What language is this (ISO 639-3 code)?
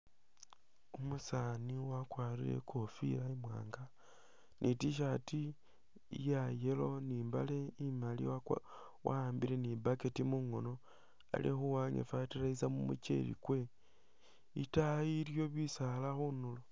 myx